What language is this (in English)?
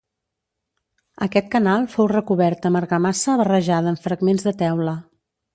Catalan